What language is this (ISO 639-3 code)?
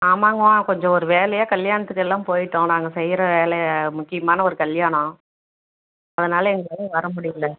tam